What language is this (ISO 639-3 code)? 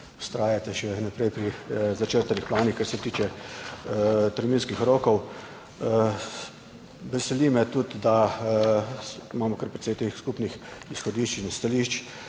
slv